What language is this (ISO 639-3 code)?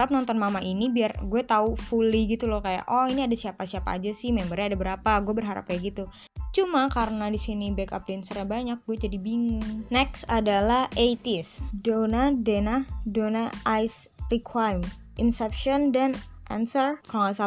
ind